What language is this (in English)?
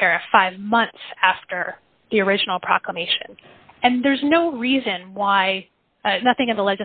English